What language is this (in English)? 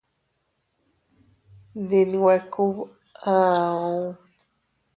Teutila Cuicatec